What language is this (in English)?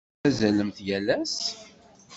Kabyle